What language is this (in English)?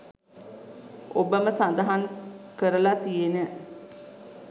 Sinhala